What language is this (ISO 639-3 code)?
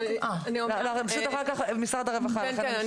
heb